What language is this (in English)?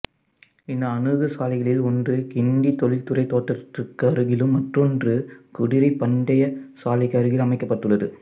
Tamil